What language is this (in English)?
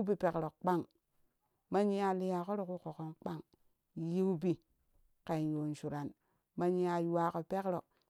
Kushi